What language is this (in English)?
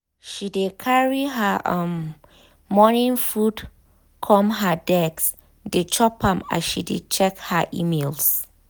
Nigerian Pidgin